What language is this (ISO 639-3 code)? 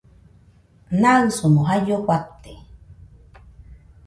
hux